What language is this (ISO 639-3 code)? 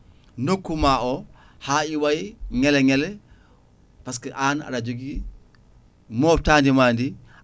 ful